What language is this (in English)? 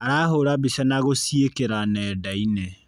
Kikuyu